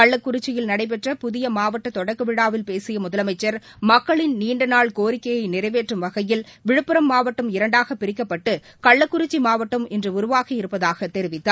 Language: Tamil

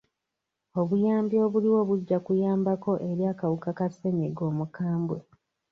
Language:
Ganda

